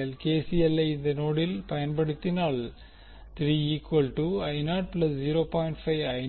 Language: Tamil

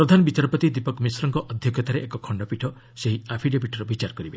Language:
Odia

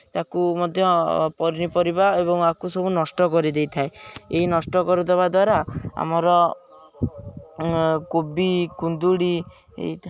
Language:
Odia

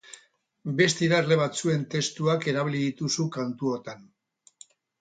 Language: Basque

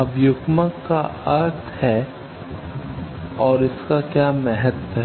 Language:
Hindi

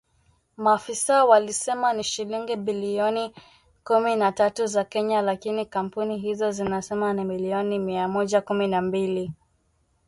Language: Swahili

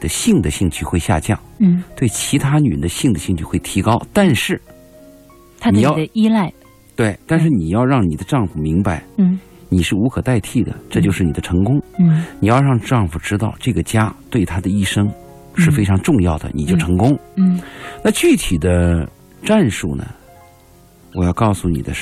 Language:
Chinese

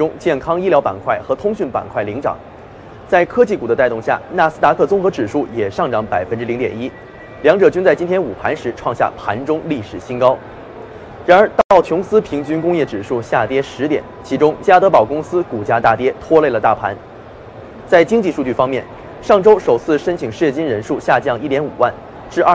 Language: Chinese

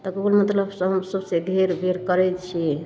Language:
Maithili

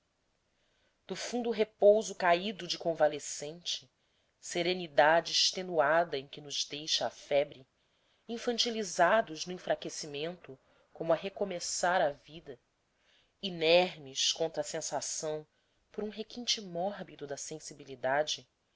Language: Portuguese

